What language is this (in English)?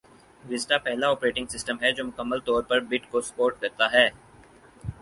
Urdu